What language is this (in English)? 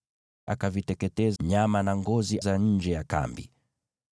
Swahili